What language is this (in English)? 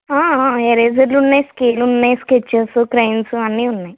Telugu